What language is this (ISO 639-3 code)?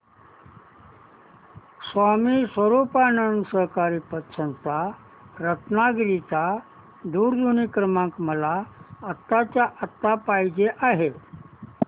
mar